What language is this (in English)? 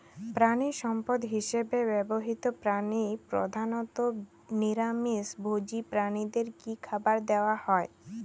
Bangla